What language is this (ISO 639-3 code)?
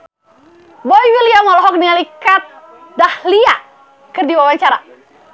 sun